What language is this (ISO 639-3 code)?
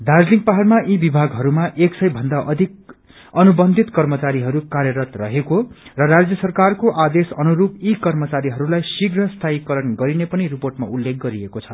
nep